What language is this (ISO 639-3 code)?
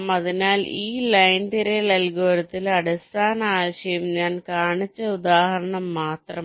mal